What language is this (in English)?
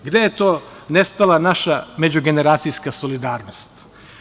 Serbian